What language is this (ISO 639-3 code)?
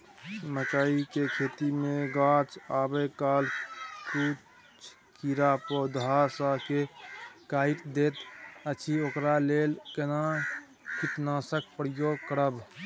mai